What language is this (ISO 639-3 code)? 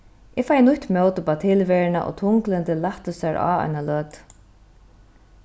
fao